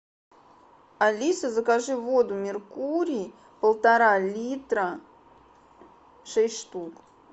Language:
Russian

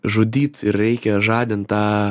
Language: Lithuanian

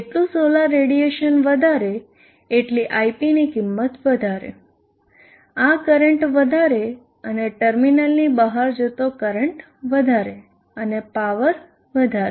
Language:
Gujarati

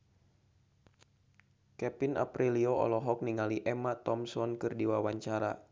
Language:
Sundanese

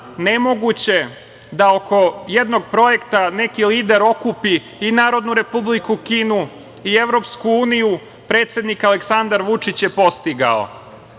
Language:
Serbian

